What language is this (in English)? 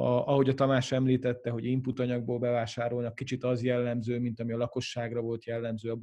Hungarian